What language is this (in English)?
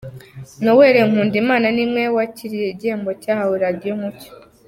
Kinyarwanda